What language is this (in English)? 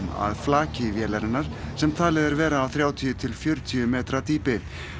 Icelandic